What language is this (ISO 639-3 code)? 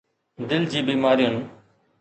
snd